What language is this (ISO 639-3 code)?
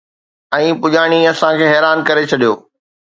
snd